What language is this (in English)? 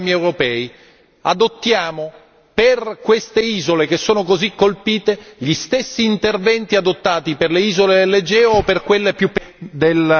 Italian